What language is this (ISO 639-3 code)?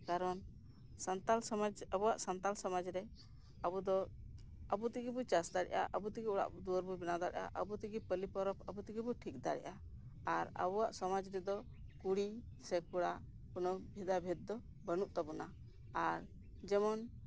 sat